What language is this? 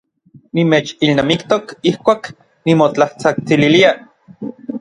Orizaba Nahuatl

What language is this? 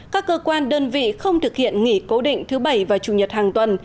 Vietnamese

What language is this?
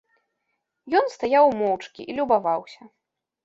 Belarusian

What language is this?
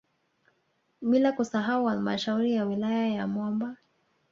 Swahili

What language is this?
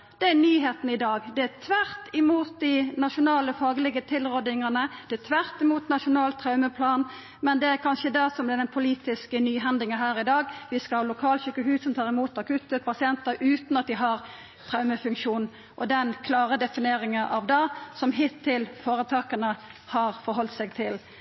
Norwegian Nynorsk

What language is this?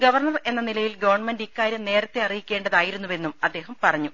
Malayalam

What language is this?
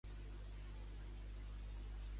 Catalan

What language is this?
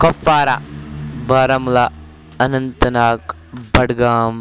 Kashmiri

